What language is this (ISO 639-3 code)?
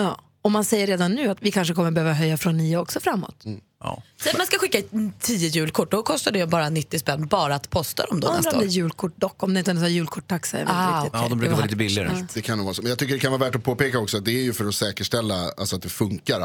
swe